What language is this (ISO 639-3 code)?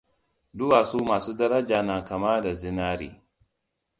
hau